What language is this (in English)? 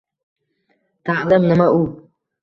Uzbek